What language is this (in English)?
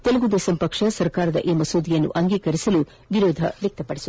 Kannada